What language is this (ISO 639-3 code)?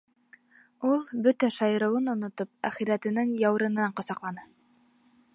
bak